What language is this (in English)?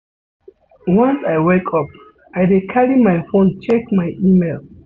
Nigerian Pidgin